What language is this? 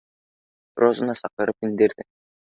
Bashkir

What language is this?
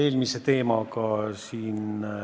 Estonian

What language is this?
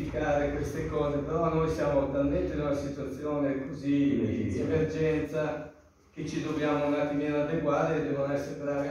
Italian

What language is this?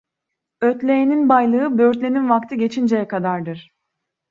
Turkish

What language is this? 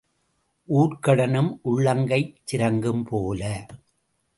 Tamil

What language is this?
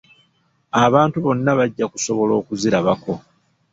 Ganda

